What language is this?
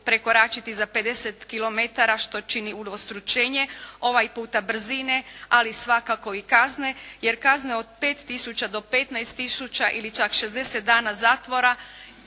Croatian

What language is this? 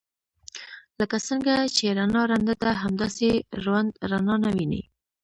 Pashto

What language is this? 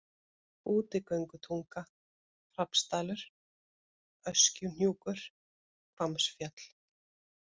Icelandic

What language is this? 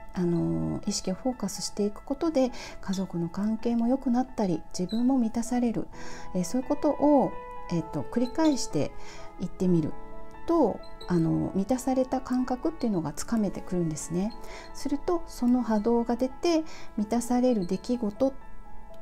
Japanese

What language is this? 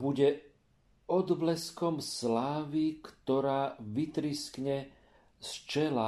Slovak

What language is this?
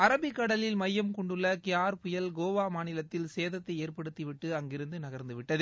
Tamil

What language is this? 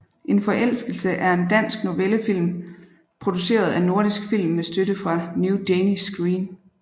Danish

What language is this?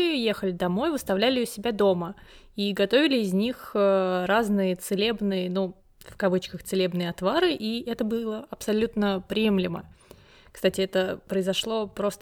Russian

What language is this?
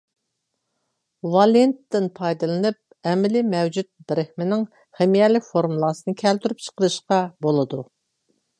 Uyghur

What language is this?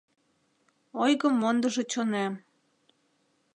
Mari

